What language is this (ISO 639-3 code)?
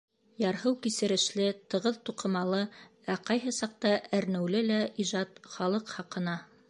bak